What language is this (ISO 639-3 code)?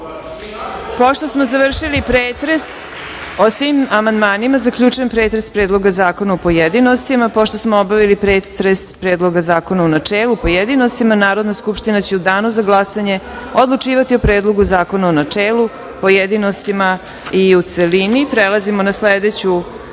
srp